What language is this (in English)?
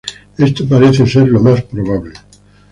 Spanish